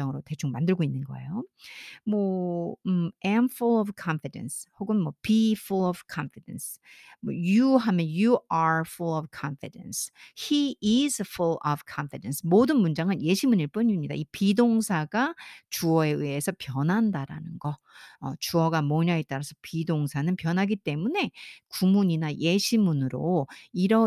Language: Korean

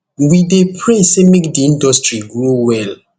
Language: Nigerian Pidgin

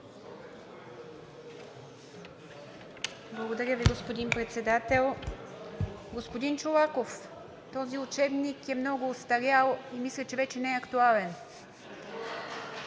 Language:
Bulgarian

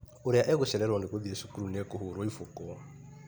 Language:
Kikuyu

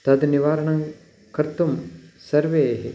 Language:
Sanskrit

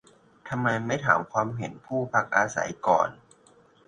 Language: Thai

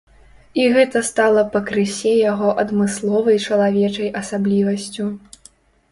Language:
Belarusian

